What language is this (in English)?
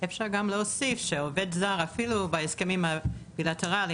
Hebrew